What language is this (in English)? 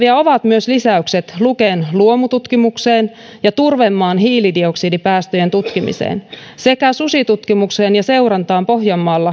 Finnish